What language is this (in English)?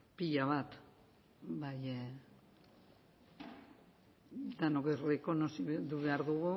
Basque